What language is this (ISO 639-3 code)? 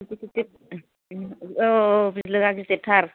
brx